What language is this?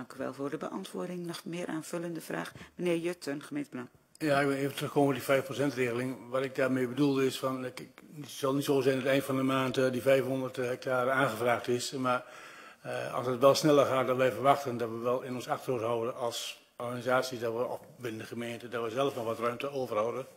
Dutch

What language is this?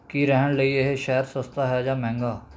Punjabi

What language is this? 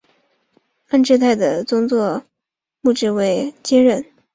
Chinese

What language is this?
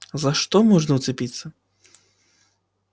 Russian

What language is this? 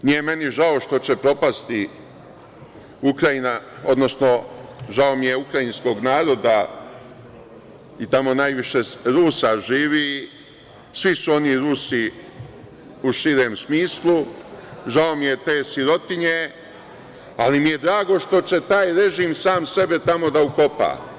Serbian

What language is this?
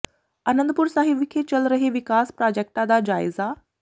Punjabi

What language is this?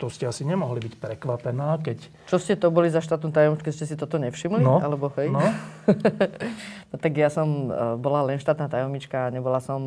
Slovak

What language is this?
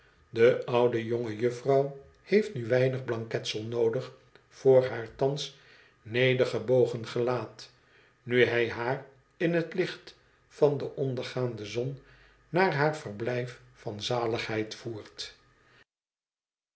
Dutch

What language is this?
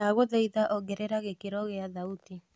Kikuyu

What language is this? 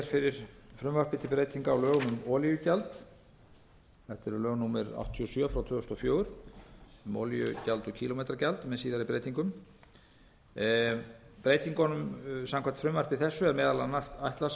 Icelandic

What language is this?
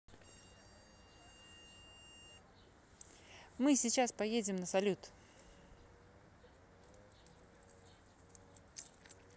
Russian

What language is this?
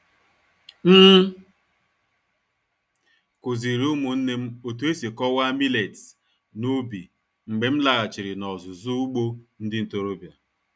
Igbo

